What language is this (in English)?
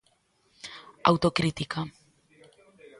Galician